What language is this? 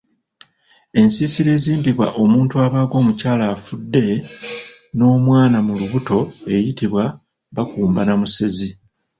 Ganda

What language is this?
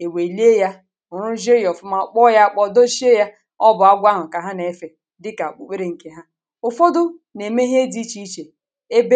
Igbo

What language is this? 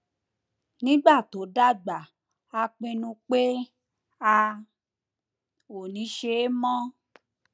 Yoruba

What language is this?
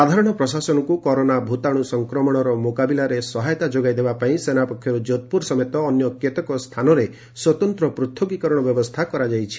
Odia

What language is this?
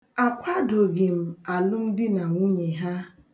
Igbo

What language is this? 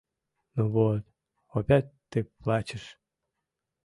Mari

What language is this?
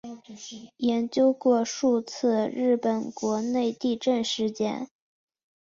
Chinese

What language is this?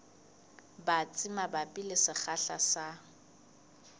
Southern Sotho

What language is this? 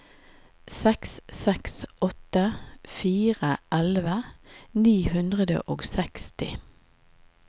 Norwegian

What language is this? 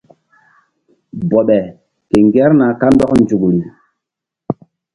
Mbum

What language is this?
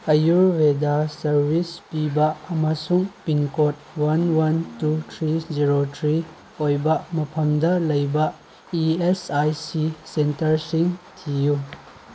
Manipuri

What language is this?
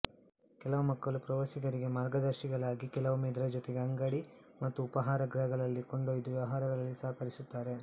Kannada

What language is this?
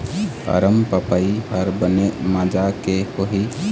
Chhattisgarhi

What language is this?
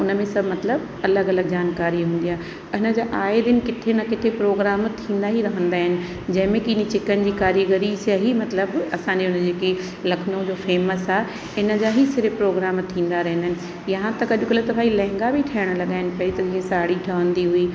Sindhi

